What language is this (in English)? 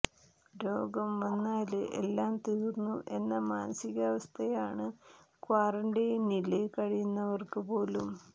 Malayalam